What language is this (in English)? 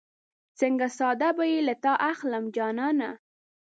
Pashto